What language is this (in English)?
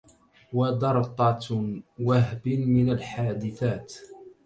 Arabic